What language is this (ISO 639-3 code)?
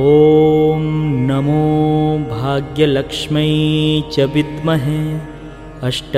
hin